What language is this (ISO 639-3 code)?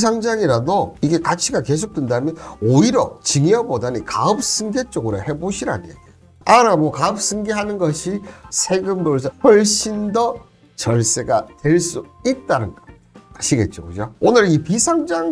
kor